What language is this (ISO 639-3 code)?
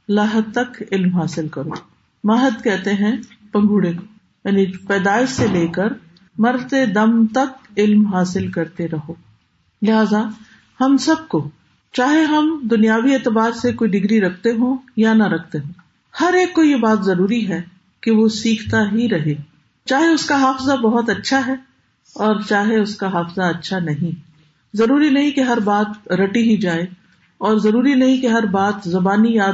urd